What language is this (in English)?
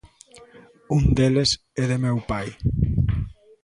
Galician